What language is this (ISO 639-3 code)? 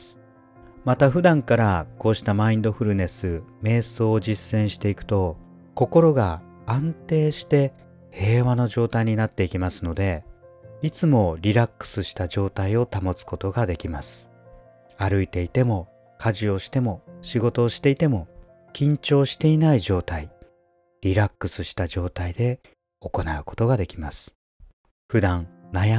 jpn